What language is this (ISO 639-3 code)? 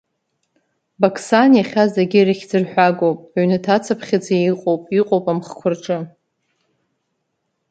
abk